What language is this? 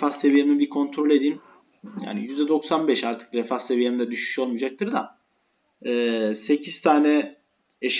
Turkish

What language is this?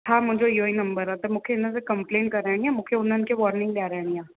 Sindhi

